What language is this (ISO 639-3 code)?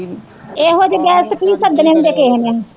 pan